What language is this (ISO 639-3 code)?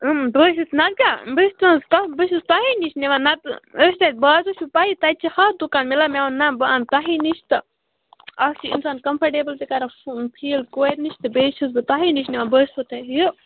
kas